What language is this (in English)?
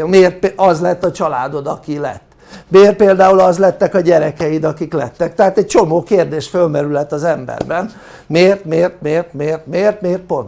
Hungarian